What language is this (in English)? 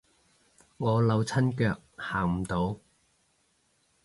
Cantonese